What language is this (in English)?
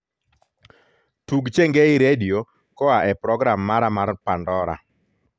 Luo (Kenya and Tanzania)